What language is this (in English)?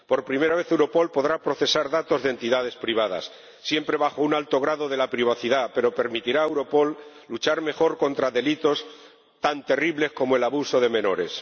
Spanish